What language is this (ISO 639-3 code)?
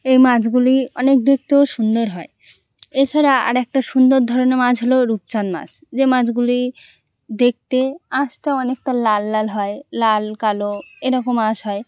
ben